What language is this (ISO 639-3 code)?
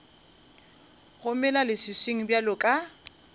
nso